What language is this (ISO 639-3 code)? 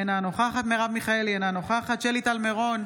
heb